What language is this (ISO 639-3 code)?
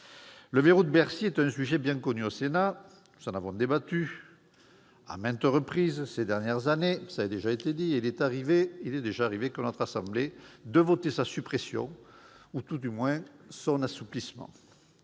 fra